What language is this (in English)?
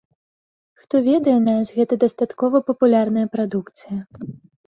Belarusian